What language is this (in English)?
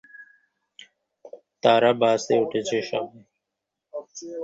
Bangla